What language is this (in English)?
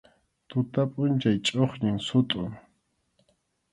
Arequipa-La Unión Quechua